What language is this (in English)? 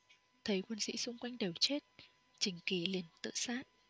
Vietnamese